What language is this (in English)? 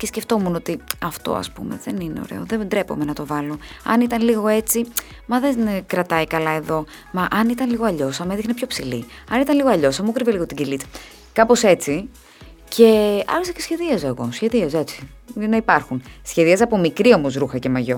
Greek